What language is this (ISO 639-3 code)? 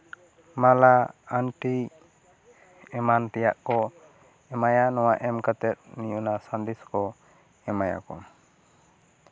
sat